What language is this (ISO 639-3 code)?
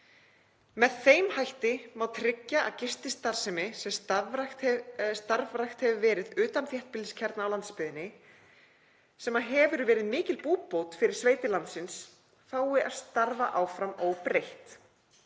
isl